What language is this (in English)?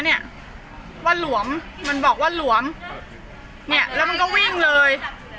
Thai